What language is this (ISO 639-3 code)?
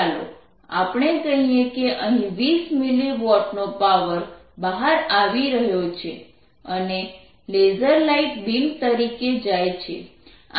guj